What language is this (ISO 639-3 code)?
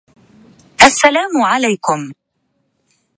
ara